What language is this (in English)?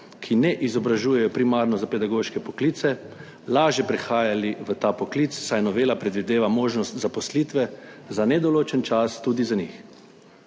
Slovenian